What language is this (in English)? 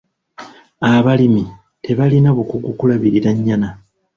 Ganda